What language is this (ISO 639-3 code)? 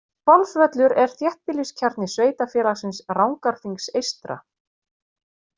isl